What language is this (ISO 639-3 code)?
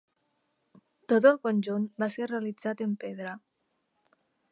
cat